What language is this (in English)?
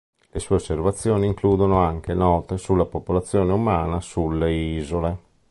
Italian